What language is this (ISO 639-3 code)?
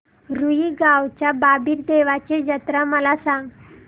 mar